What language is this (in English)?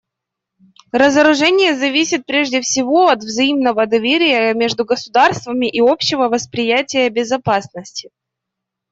Russian